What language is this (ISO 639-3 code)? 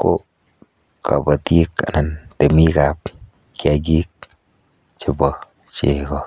kln